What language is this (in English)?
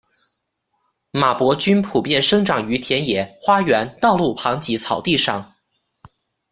Chinese